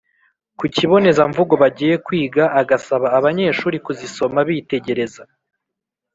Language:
Kinyarwanda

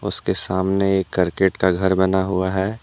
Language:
Hindi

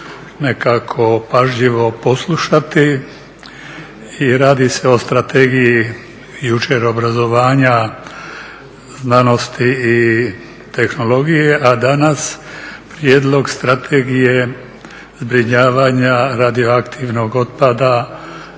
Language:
Croatian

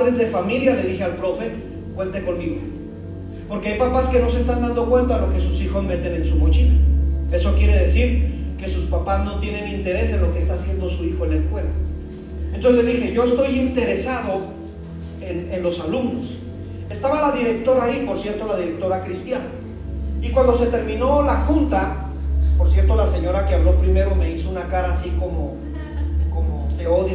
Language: Spanish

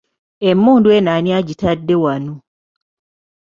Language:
Ganda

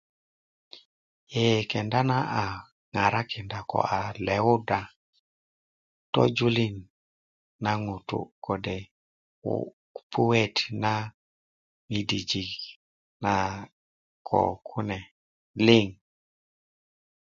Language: Kuku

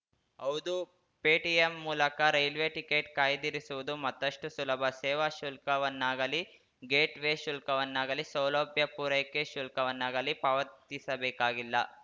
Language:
Kannada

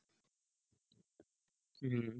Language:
Bangla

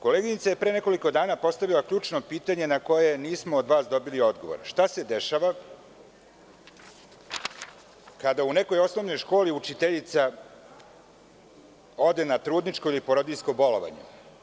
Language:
Serbian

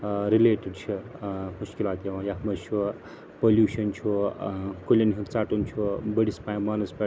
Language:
Kashmiri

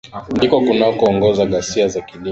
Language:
Swahili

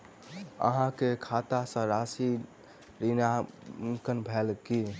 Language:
Maithili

